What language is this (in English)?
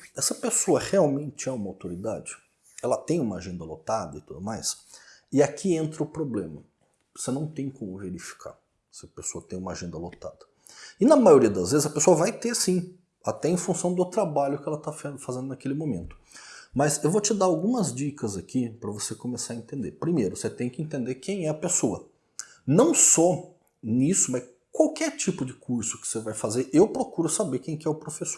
Portuguese